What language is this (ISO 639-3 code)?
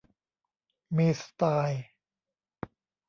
tha